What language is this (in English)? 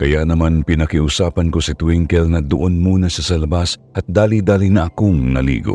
Filipino